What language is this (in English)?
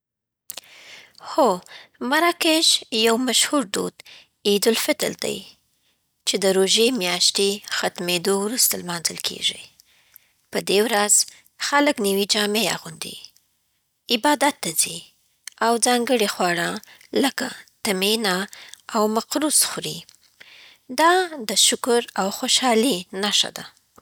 Southern Pashto